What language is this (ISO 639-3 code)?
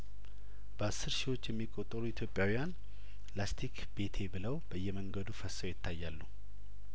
amh